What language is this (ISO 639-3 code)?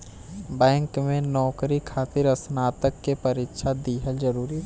bho